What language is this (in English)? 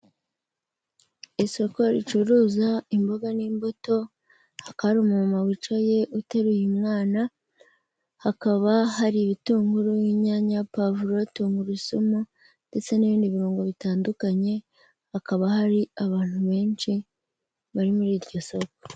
Kinyarwanda